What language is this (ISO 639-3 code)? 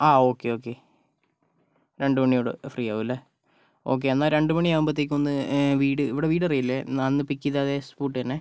mal